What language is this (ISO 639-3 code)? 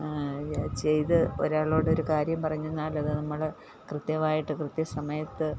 mal